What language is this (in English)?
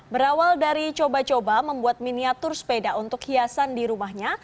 Indonesian